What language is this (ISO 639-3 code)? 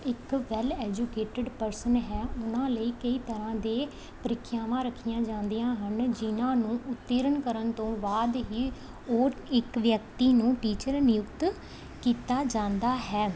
pan